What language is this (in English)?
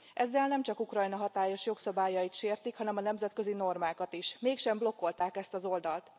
Hungarian